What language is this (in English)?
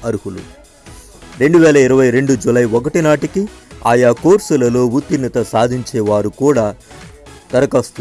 Telugu